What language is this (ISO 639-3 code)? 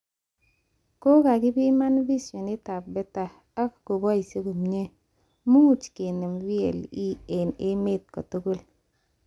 kln